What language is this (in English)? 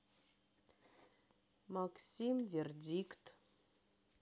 Russian